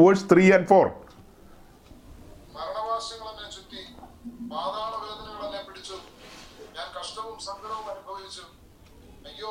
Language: Malayalam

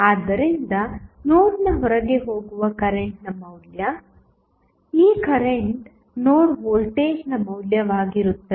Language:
Kannada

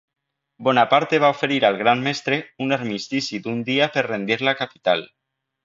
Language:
Catalan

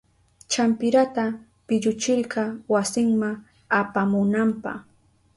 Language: Southern Pastaza Quechua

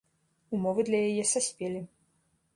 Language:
Belarusian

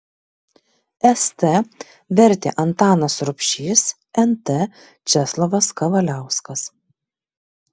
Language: Lithuanian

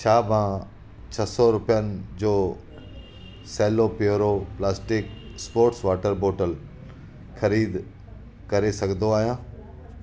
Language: Sindhi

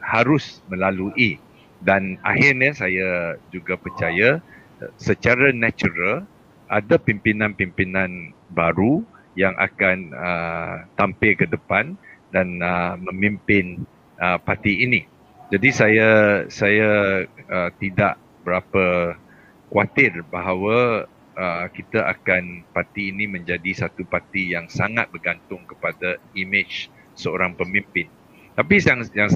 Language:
Malay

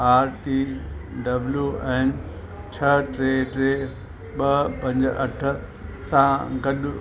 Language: Sindhi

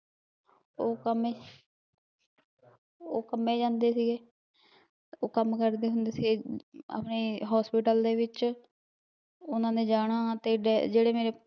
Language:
Punjabi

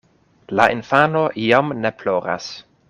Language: Esperanto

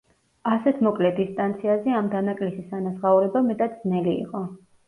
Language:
Georgian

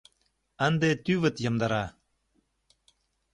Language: Mari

